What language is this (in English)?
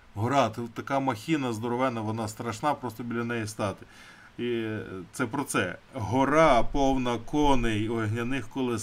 Ukrainian